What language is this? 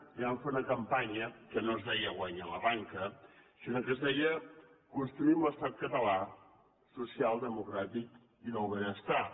Catalan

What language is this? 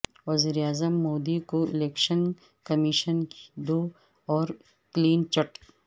Urdu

